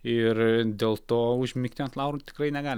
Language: Lithuanian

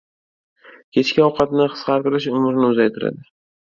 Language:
Uzbek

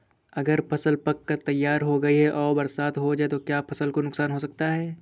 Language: Hindi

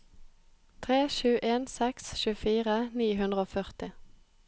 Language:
Norwegian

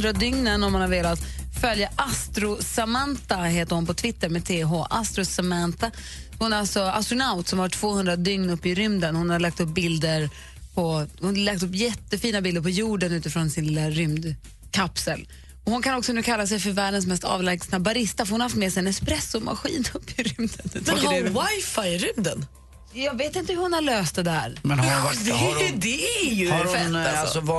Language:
Swedish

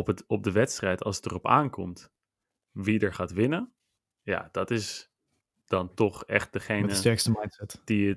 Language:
Dutch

